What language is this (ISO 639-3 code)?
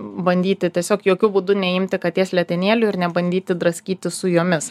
lit